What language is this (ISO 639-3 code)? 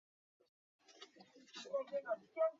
zho